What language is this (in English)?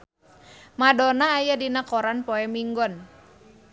Sundanese